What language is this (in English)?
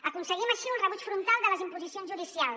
Catalan